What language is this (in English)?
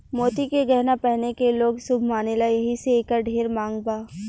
Bhojpuri